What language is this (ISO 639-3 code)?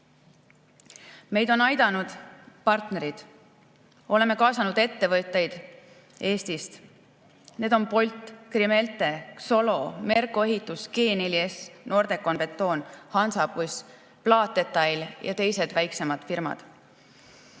est